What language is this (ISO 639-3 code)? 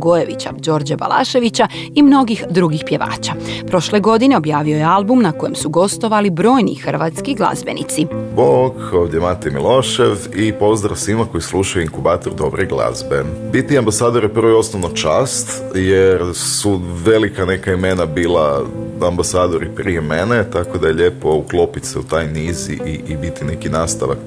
hrv